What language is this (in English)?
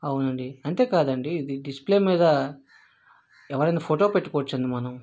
Telugu